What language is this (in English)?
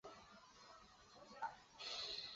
Chinese